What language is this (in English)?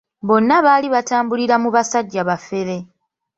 Ganda